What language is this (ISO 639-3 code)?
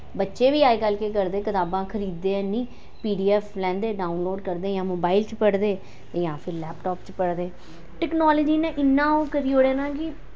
doi